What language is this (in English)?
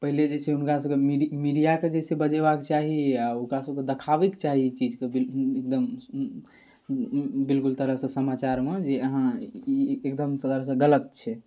Maithili